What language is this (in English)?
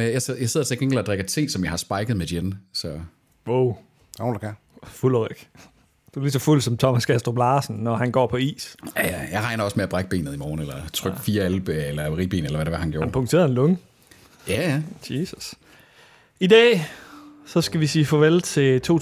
Danish